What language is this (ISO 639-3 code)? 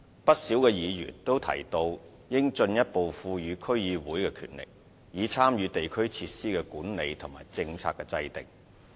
yue